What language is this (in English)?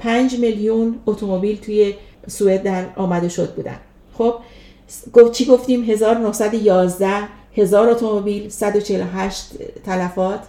Persian